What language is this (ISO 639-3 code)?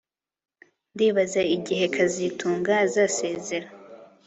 kin